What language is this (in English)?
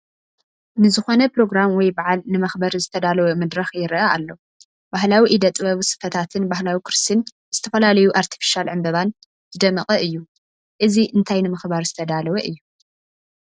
Tigrinya